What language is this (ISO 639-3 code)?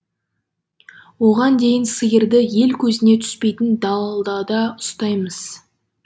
kaz